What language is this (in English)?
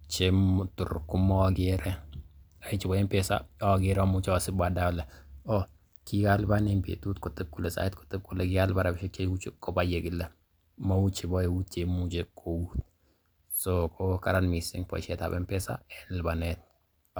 Kalenjin